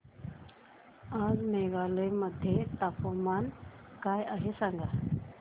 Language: Marathi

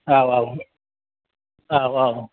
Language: Bodo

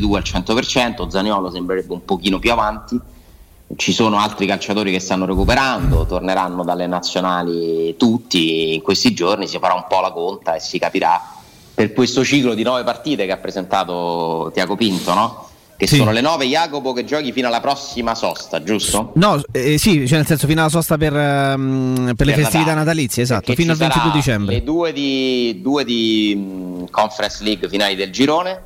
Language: Italian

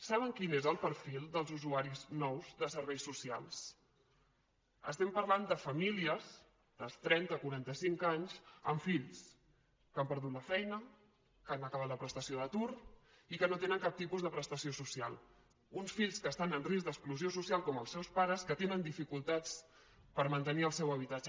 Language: Catalan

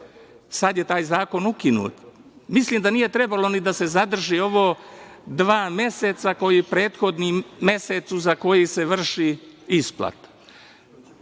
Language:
Serbian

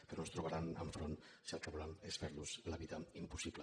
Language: Catalan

